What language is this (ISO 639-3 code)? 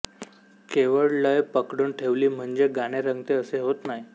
mar